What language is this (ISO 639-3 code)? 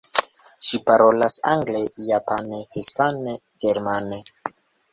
epo